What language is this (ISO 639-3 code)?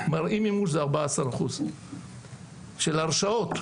heb